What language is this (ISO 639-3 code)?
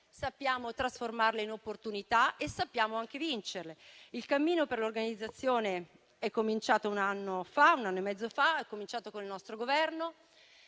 ita